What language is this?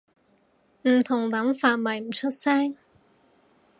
Cantonese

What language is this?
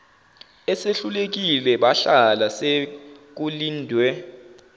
Zulu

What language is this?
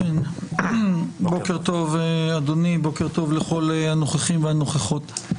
Hebrew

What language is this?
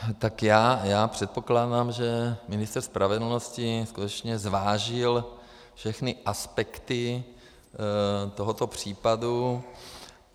Czech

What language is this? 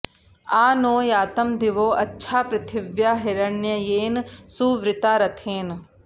Sanskrit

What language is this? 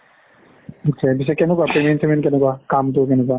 Assamese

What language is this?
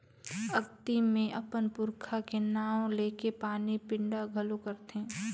Chhattisgarhi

